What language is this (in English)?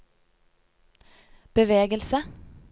Norwegian